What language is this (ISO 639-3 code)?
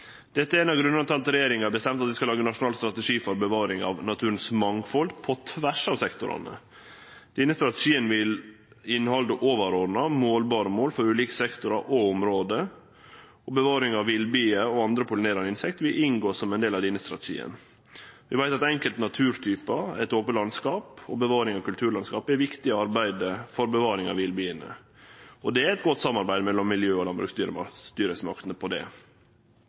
nno